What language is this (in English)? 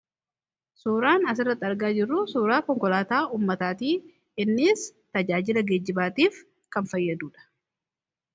Oromo